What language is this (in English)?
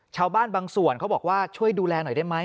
Thai